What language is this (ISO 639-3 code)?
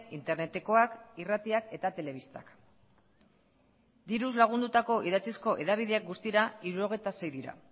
eus